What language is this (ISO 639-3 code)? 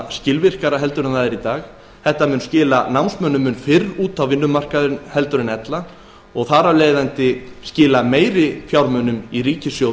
isl